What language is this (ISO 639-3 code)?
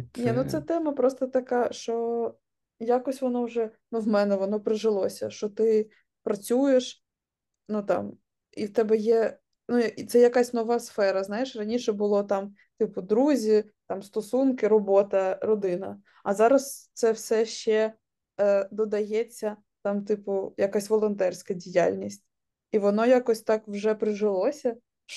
ukr